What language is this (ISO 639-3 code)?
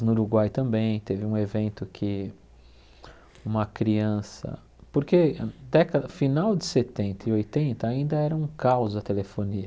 por